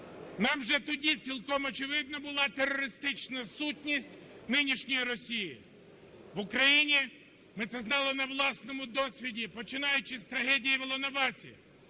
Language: Ukrainian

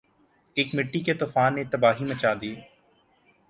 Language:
Urdu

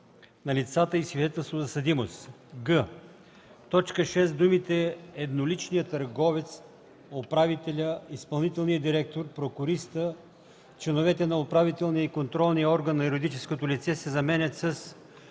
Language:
Bulgarian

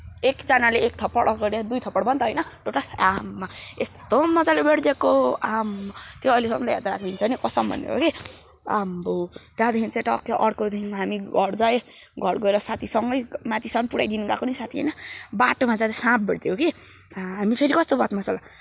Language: Nepali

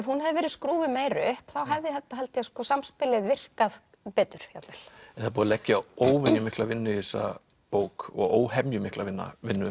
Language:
Icelandic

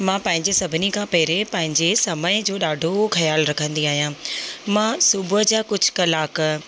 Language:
Sindhi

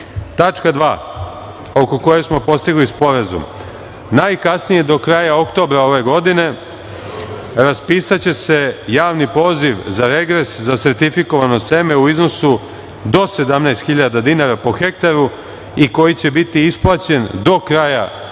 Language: Serbian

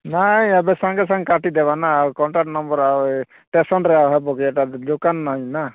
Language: Odia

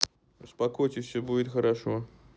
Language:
Russian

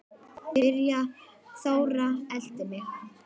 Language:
Icelandic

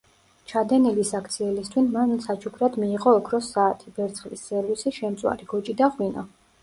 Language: Georgian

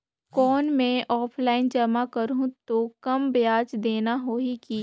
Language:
Chhattisgarhi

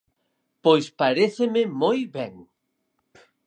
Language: Galician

